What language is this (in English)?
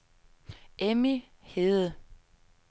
Danish